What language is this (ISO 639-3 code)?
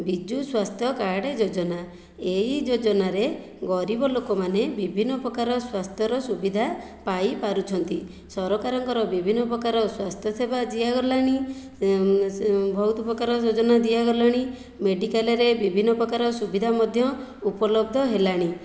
ori